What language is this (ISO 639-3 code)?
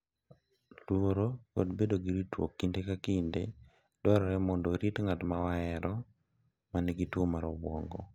luo